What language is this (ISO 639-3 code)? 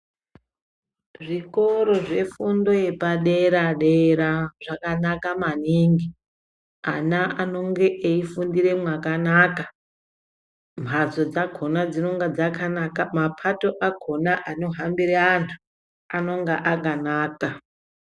ndc